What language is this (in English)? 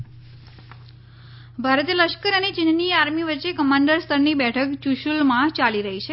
Gujarati